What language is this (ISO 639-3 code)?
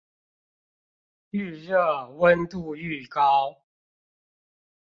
zho